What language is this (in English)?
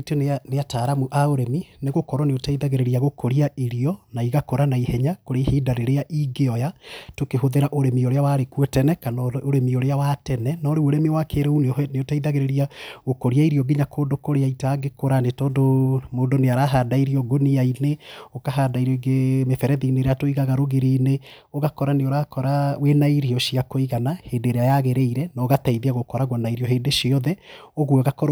Kikuyu